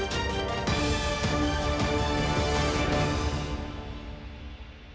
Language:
Ukrainian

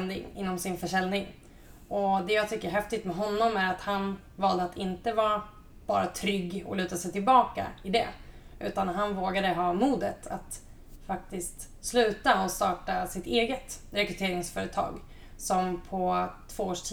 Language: Swedish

